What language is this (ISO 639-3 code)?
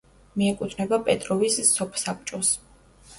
kat